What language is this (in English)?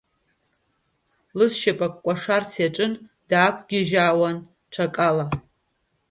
Abkhazian